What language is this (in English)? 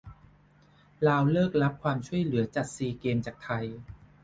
Thai